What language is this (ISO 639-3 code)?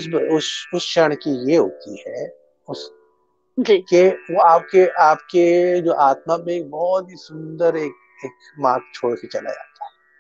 hin